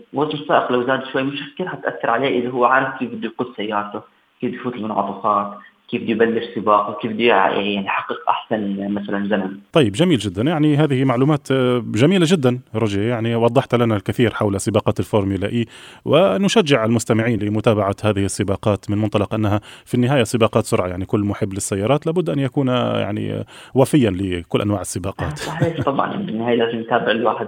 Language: Arabic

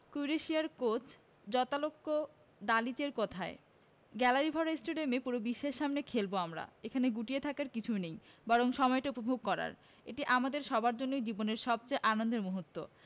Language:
Bangla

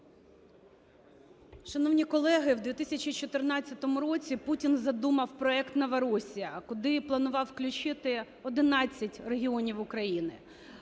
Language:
Ukrainian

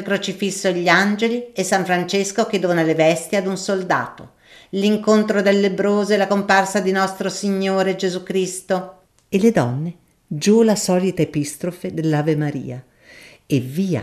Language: Italian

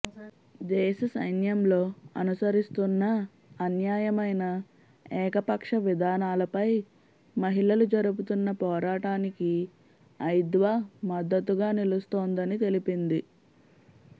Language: Telugu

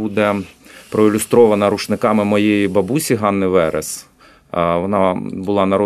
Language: Ukrainian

